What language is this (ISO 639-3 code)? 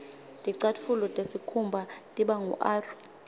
ssw